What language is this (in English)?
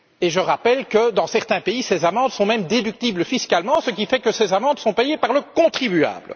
French